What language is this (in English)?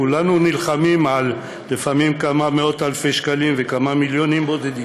Hebrew